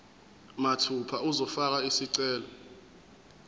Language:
Zulu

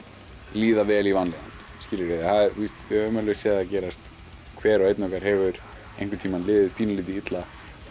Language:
Icelandic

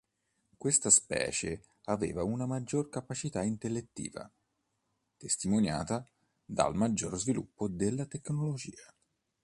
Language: Italian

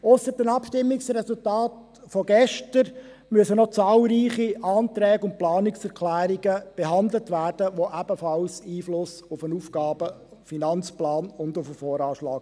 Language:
Swiss German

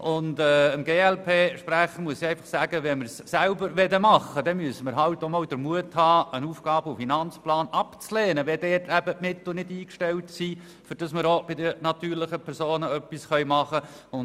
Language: Swiss German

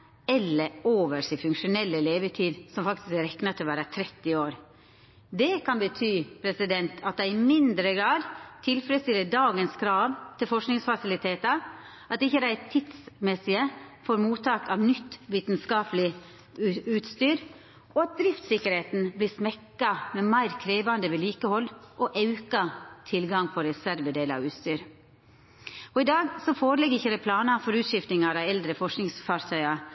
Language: Norwegian Nynorsk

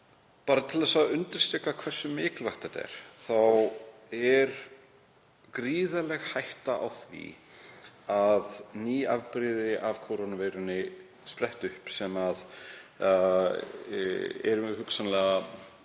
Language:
Icelandic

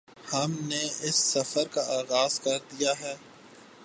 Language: Urdu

